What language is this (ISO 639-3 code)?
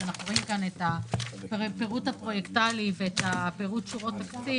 heb